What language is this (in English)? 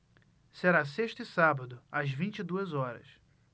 Portuguese